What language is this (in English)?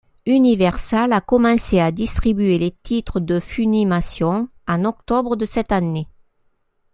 French